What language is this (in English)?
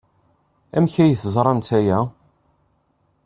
Kabyle